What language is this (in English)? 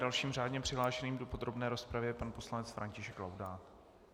Czech